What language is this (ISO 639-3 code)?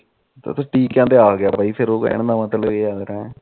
pan